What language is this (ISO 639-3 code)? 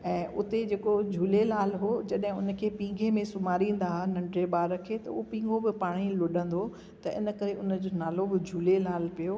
snd